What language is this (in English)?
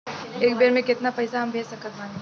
Bhojpuri